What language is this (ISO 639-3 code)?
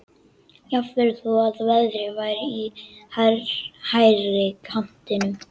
isl